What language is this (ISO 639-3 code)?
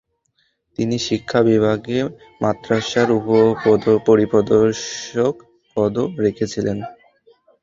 ben